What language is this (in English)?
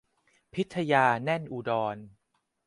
Thai